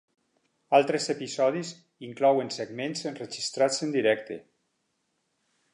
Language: Catalan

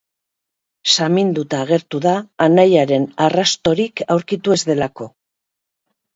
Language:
Basque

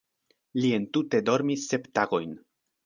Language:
Esperanto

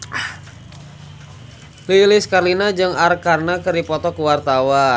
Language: Sundanese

